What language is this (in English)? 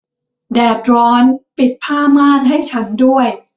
Thai